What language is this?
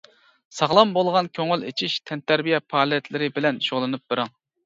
Uyghur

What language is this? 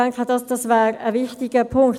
Swiss German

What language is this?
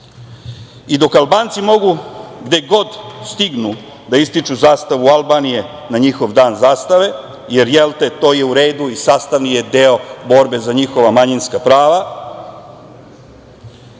Serbian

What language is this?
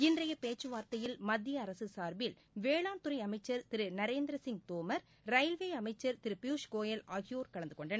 Tamil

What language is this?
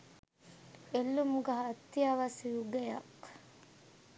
Sinhala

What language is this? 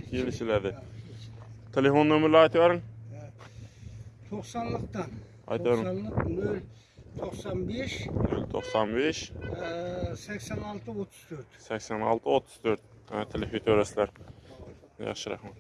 Turkish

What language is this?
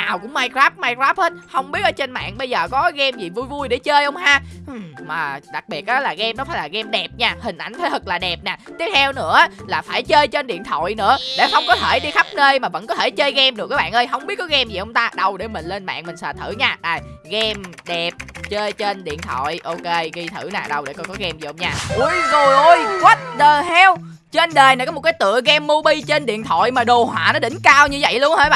Vietnamese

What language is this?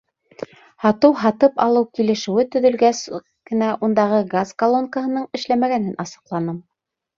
Bashkir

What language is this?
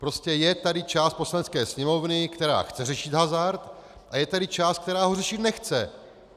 Czech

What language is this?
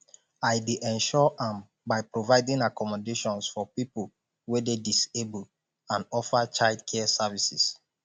Nigerian Pidgin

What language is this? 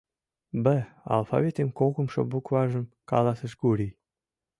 Mari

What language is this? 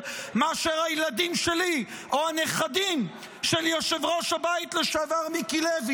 Hebrew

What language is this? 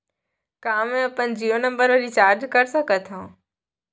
Chhattisgarhi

